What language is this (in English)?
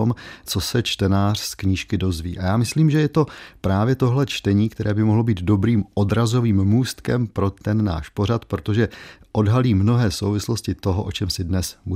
Czech